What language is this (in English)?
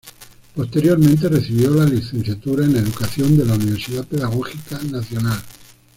Spanish